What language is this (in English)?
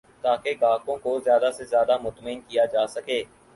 Urdu